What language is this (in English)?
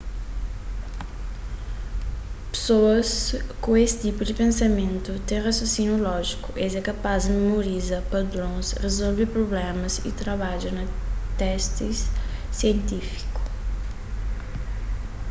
Kabuverdianu